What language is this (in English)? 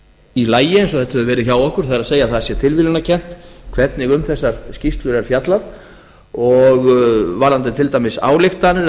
Icelandic